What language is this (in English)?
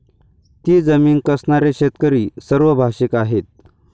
Marathi